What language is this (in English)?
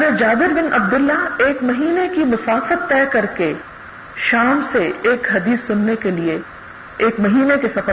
Urdu